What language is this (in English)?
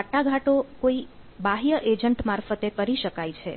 Gujarati